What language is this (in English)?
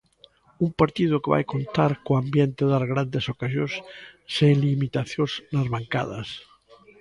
Galician